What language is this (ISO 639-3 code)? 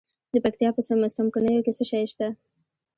pus